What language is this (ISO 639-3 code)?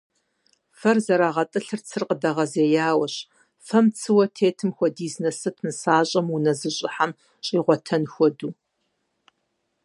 kbd